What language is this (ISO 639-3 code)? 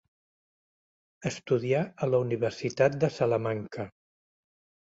cat